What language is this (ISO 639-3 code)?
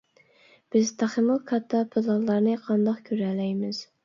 uig